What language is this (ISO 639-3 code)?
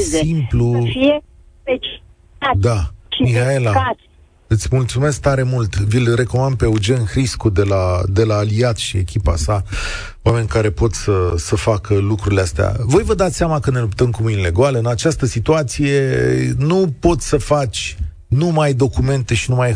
ron